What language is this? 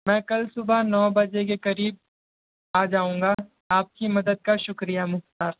Urdu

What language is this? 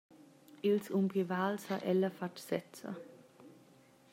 Romansh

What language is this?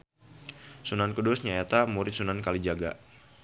Sundanese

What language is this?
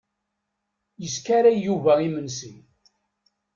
Kabyle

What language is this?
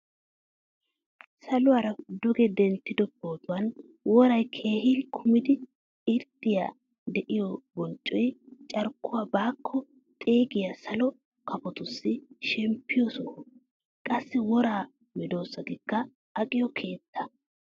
Wolaytta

